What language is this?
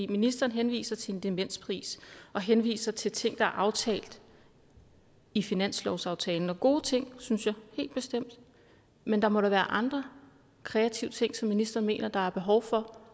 Danish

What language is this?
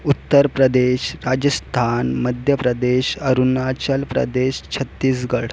Marathi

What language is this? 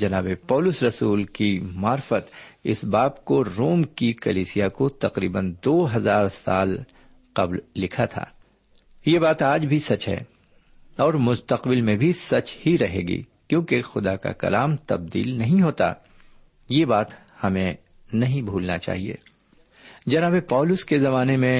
Urdu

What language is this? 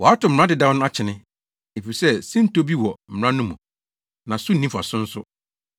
Akan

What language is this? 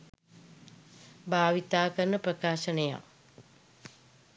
Sinhala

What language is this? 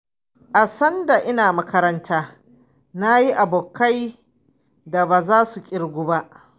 Hausa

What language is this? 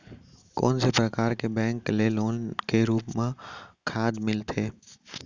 Chhattisgarhi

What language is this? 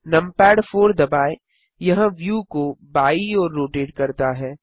Hindi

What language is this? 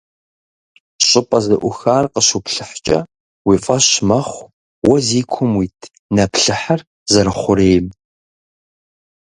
Kabardian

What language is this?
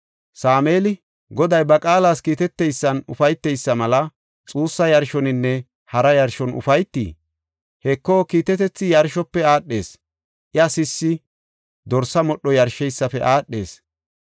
Gofa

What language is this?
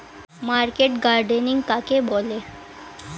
Bangla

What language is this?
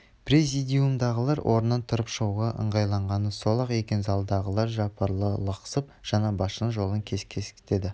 Kazakh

